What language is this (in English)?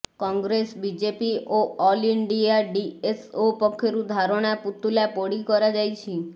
Odia